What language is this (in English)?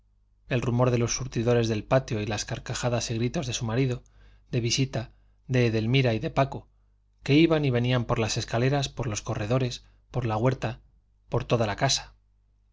Spanish